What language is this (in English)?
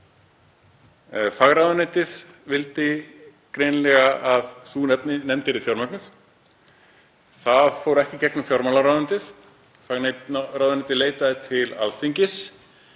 Icelandic